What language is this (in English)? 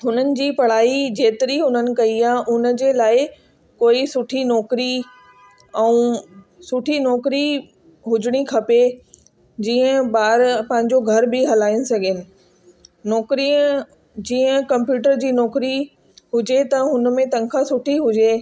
Sindhi